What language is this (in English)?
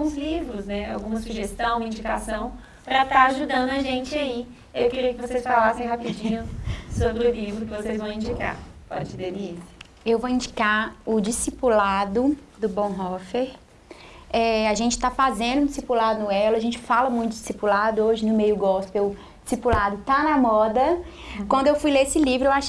Portuguese